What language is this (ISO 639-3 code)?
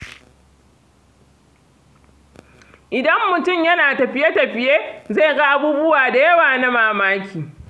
hau